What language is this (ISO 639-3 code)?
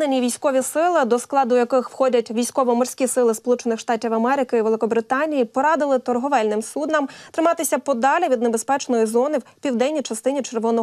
ukr